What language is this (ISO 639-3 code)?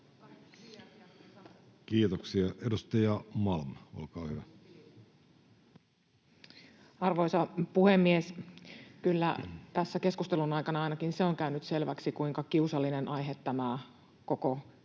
fin